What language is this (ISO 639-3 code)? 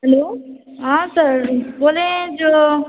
mai